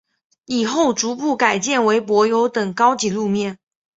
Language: Chinese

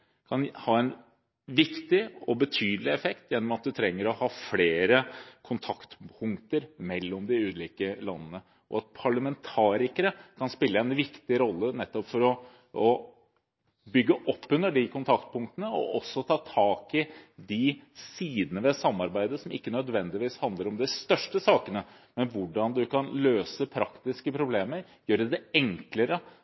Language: Norwegian Bokmål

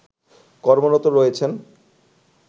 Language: Bangla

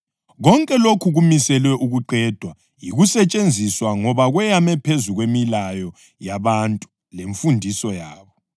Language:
North Ndebele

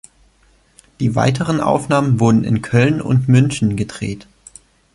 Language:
German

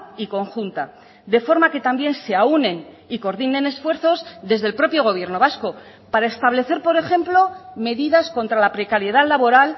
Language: Spanish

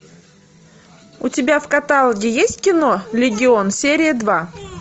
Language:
Russian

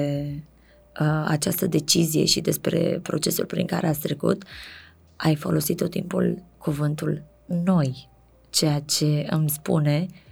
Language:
Romanian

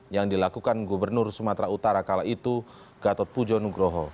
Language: Indonesian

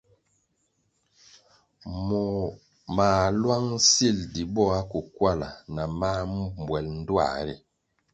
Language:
Kwasio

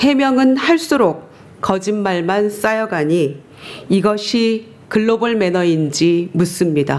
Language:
Korean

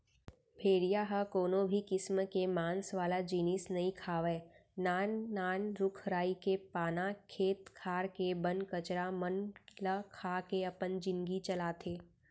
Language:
Chhattisgarhi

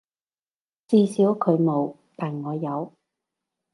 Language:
Cantonese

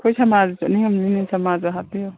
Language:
Manipuri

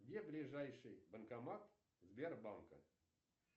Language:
Russian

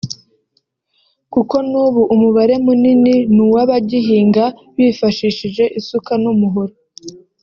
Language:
Kinyarwanda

